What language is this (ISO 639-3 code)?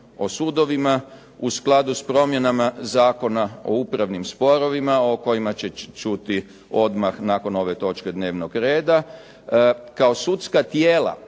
hrv